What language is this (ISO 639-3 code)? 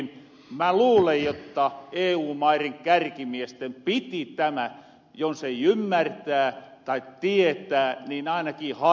fin